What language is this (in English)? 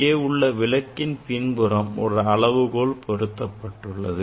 Tamil